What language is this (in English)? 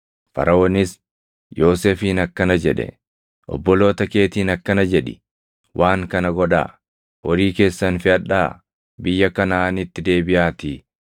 Oromo